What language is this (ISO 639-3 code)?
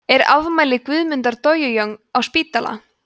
isl